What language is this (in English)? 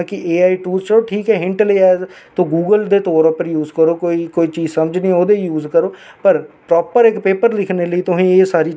Dogri